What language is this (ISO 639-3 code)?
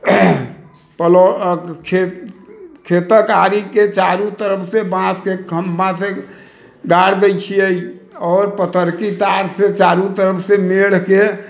mai